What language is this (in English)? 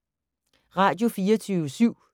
Danish